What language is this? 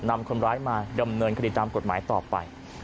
Thai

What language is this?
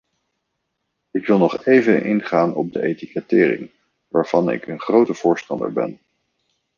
Dutch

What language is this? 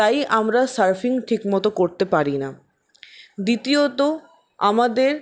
Bangla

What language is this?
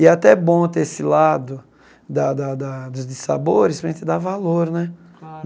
Portuguese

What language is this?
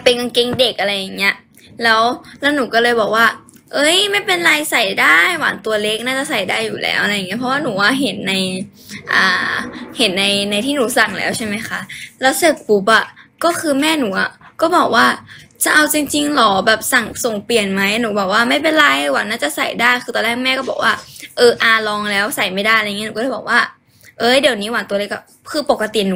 Thai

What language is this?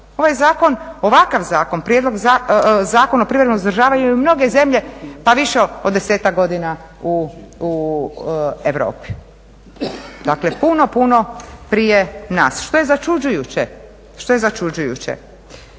Croatian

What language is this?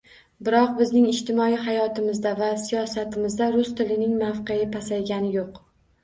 Uzbek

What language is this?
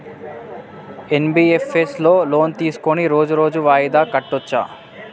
Telugu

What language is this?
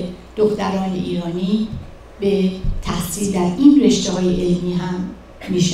Persian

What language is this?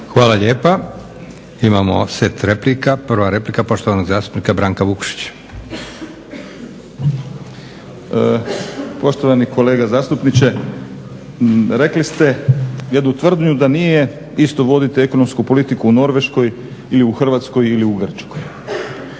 Croatian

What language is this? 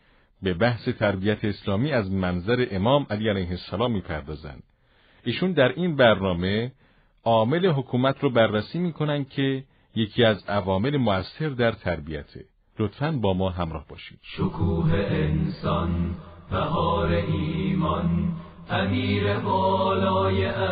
Persian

